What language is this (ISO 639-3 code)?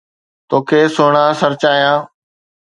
snd